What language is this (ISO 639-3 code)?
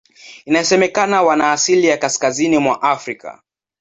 swa